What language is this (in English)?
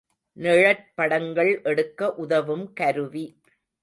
Tamil